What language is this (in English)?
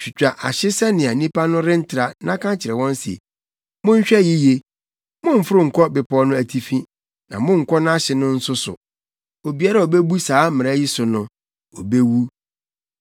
Akan